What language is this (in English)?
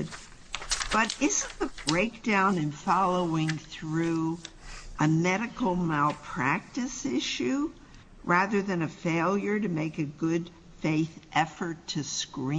English